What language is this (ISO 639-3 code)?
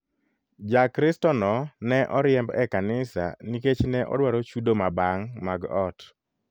luo